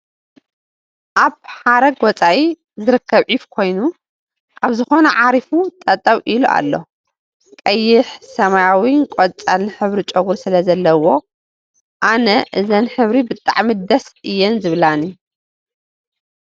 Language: Tigrinya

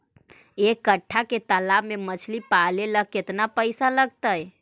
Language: Magahi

